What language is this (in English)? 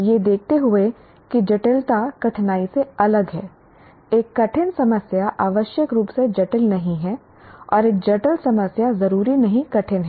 Hindi